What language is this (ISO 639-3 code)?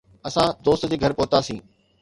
snd